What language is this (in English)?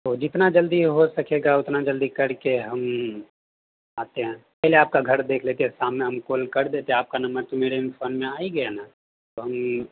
Urdu